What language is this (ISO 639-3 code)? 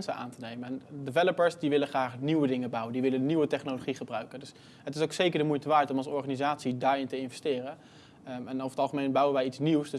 nld